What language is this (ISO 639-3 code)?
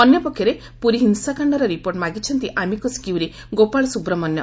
ori